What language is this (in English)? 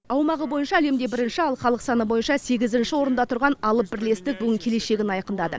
Kazakh